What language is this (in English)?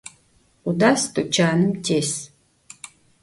Adyghe